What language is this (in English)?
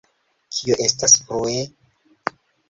Esperanto